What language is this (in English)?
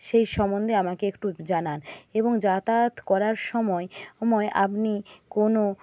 Bangla